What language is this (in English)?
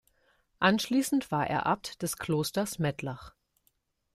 German